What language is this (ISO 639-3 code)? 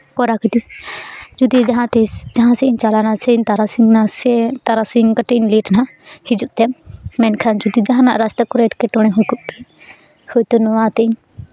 sat